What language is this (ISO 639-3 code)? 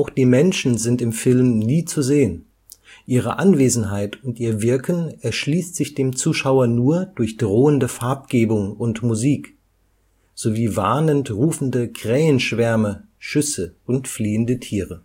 deu